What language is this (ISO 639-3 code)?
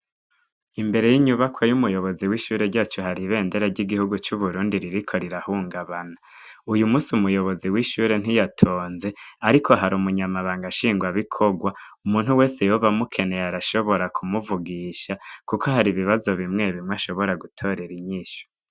run